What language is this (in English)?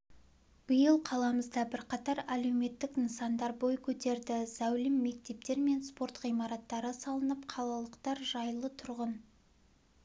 Kazakh